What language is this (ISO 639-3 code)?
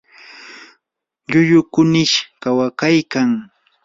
qur